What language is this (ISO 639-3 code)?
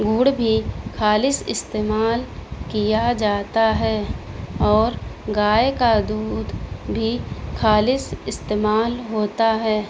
urd